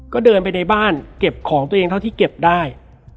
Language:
Thai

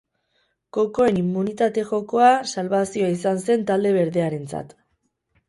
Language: Basque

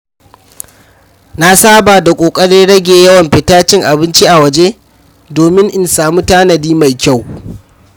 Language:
Hausa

